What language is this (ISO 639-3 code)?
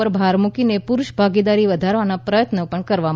guj